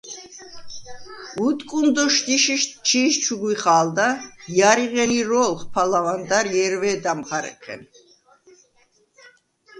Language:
Svan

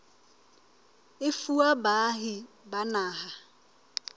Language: Southern Sotho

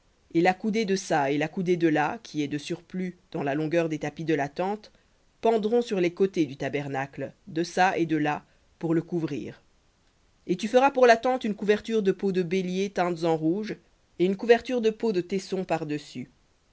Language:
French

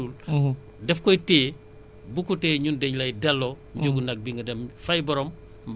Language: Wolof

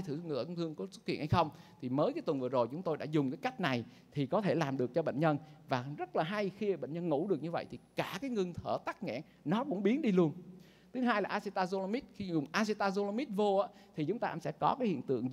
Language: Vietnamese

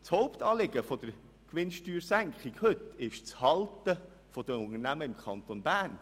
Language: Swiss German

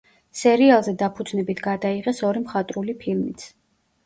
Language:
Georgian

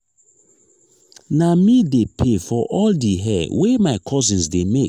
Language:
Nigerian Pidgin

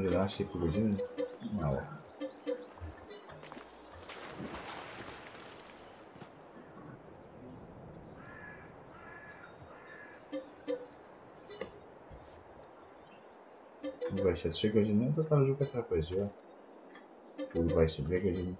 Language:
Polish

